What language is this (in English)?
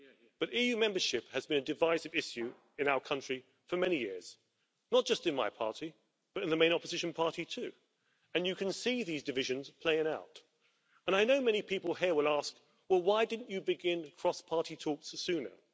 English